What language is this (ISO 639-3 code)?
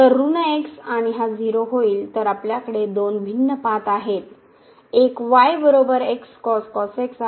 mar